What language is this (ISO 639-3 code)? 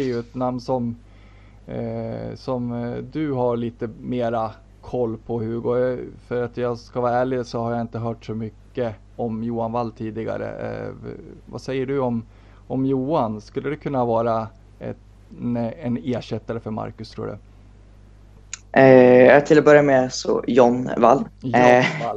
swe